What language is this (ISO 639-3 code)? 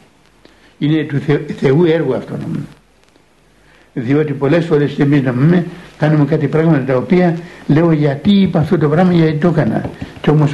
ell